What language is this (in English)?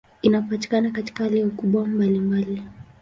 Swahili